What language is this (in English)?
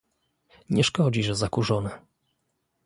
Polish